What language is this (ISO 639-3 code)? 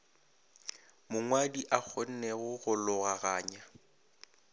nso